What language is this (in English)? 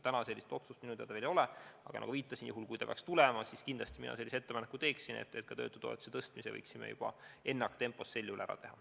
Estonian